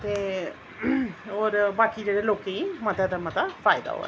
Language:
Dogri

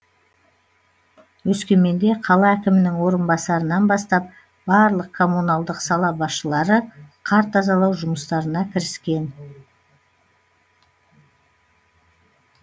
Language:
Kazakh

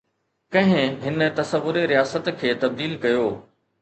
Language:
Sindhi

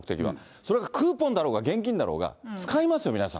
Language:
Japanese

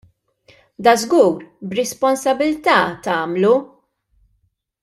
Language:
Maltese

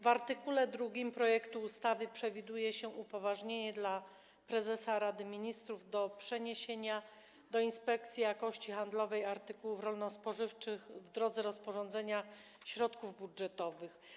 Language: Polish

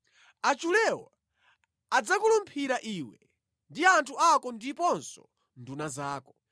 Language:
Nyanja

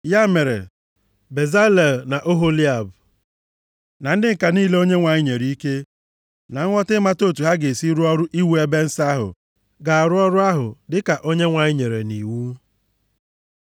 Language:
Igbo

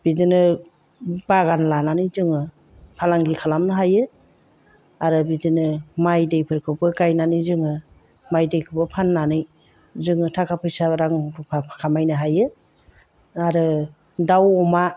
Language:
Bodo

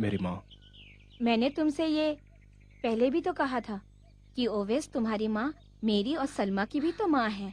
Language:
Hindi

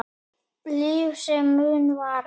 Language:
Icelandic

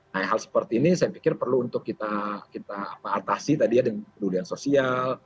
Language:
Indonesian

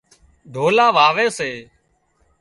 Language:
Wadiyara Koli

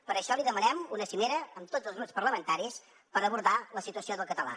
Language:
Catalan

